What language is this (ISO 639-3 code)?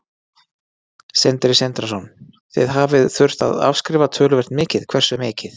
isl